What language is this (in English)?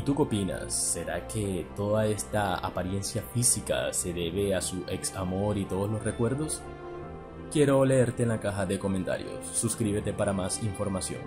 Spanish